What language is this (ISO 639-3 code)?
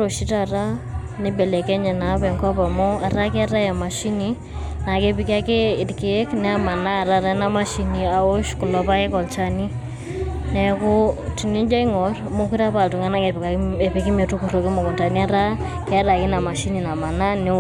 mas